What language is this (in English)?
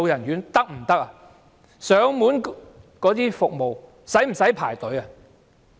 Cantonese